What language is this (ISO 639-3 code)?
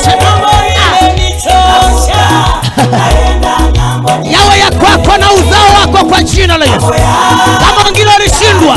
ind